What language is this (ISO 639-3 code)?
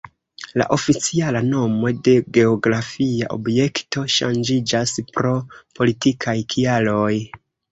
epo